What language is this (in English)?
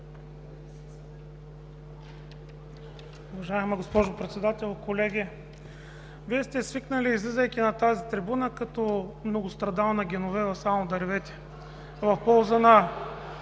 Bulgarian